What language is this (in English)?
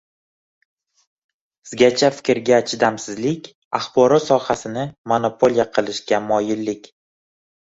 Uzbek